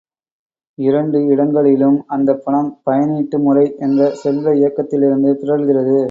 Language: Tamil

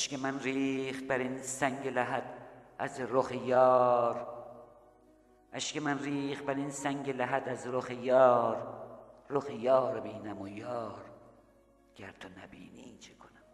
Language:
Persian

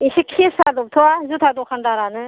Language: Bodo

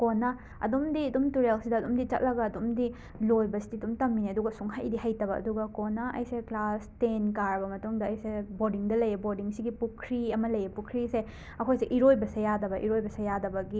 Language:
Manipuri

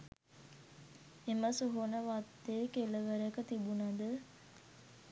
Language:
Sinhala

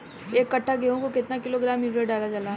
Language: Bhojpuri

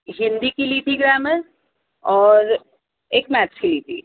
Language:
Urdu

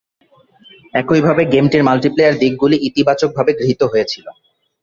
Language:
Bangla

